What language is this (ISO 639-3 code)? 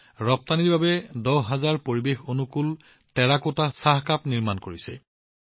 asm